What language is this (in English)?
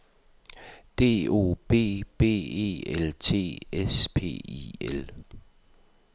Danish